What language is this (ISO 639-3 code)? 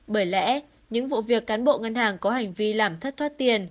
vie